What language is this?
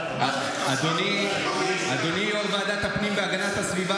Hebrew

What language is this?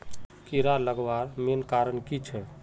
Magahi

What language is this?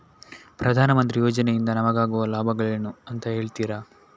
Kannada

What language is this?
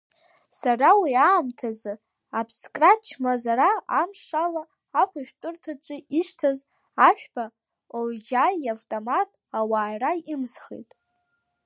Abkhazian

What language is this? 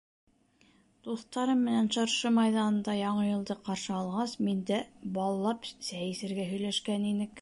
Bashkir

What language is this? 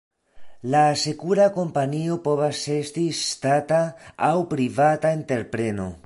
Esperanto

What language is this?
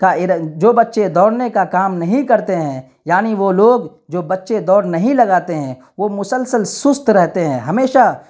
Urdu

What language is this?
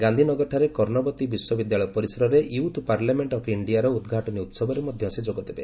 Odia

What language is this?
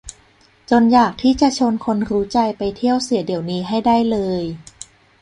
Thai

